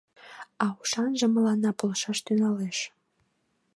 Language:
Mari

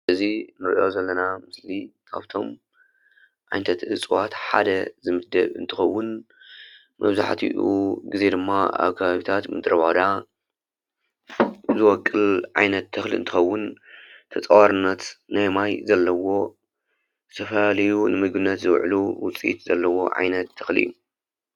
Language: Tigrinya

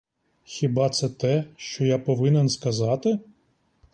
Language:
Ukrainian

